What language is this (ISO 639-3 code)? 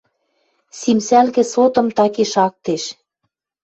mrj